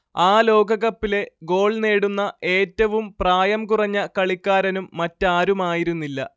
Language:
Malayalam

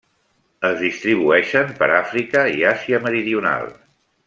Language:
Catalan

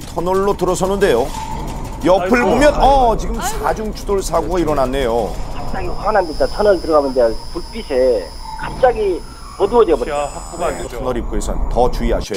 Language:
Korean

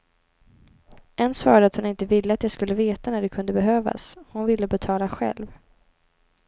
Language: Swedish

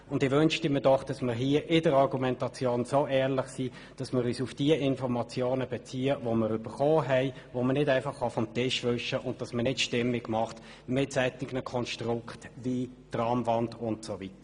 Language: Swiss German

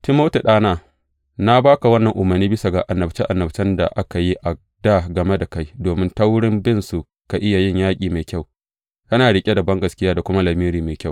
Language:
Hausa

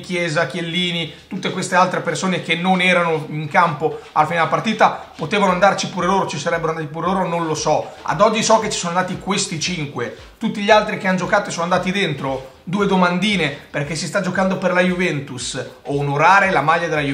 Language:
Italian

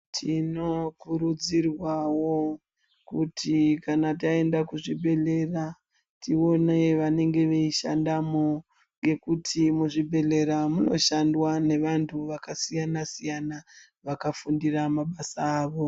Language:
Ndau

